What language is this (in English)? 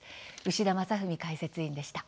Japanese